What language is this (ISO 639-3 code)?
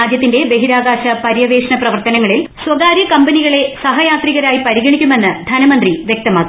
mal